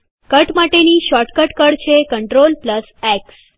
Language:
Gujarati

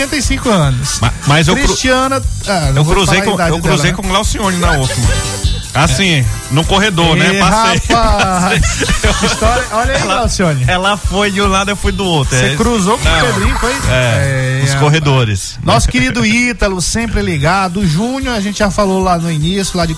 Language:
Portuguese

